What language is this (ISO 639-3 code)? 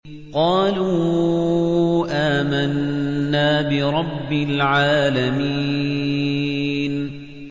ara